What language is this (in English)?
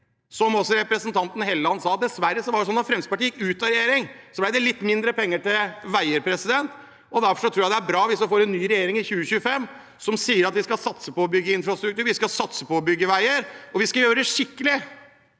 Norwegian